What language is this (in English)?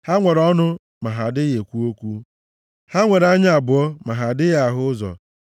Igbo